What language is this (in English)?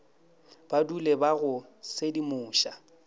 Northern Sotho